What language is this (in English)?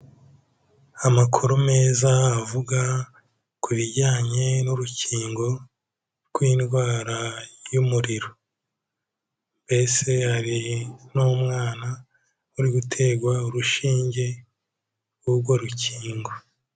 Kinyarwanda